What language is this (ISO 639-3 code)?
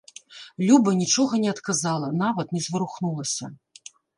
bel